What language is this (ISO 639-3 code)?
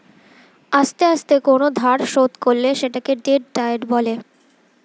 ben